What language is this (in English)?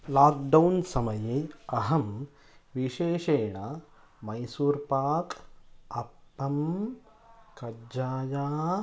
Sanskrit